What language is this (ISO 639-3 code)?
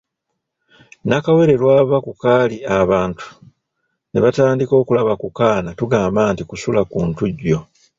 lug